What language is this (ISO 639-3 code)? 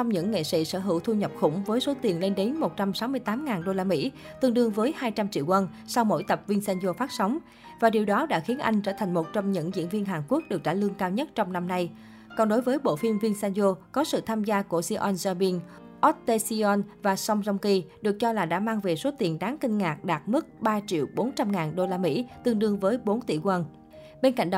vie